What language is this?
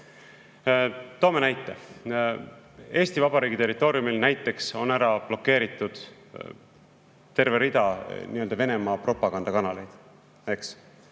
Estonian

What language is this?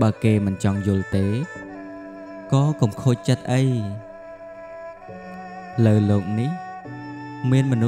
Vietnamese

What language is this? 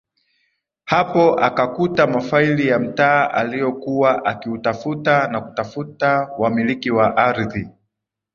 Swahili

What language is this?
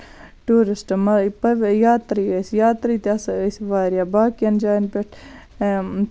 Kashmiri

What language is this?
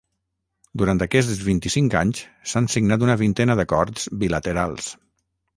Catalan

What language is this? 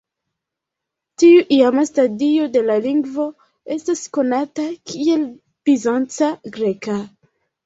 Esperanto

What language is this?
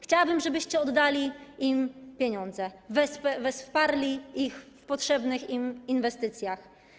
Polish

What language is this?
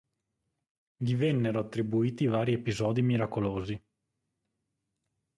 Italian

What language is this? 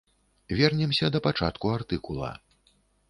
Belarusian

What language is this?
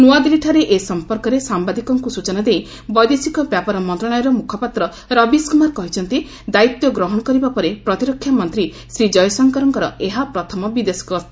Odia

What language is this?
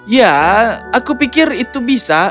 Indonesian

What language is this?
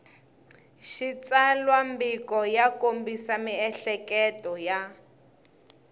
Tsonga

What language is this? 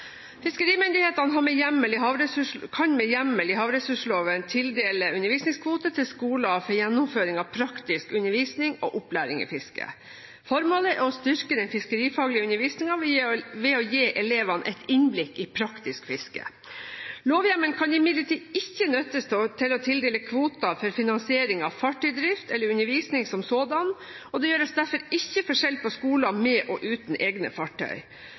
Norwegian Bokmål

